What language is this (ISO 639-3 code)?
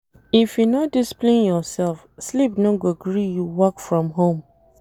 pcm